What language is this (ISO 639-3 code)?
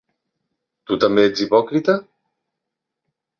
cat